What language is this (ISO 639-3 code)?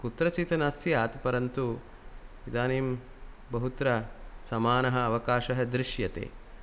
san